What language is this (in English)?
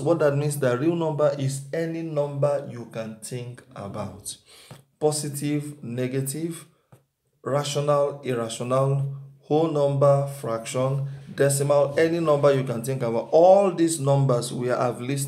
English